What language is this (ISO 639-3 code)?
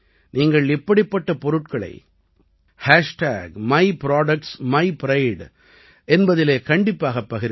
tam